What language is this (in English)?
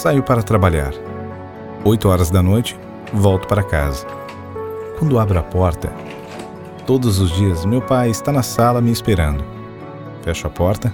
Portuguese